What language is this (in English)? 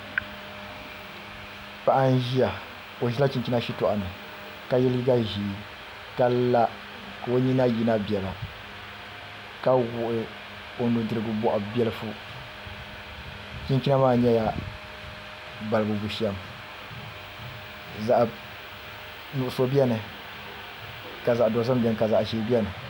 Dagbani